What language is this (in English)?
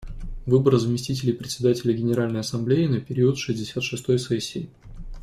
Russian